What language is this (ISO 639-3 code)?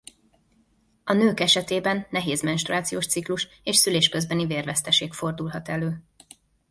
hun